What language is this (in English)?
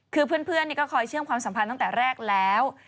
Thai